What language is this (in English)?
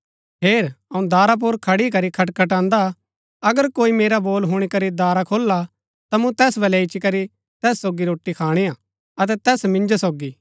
Gaddi